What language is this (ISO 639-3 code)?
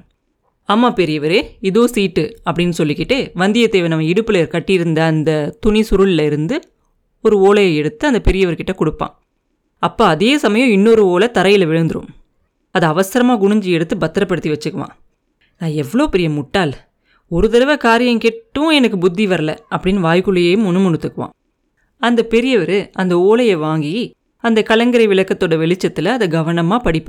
tam